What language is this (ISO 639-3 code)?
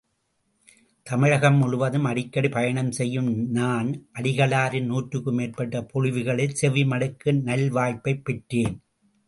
tam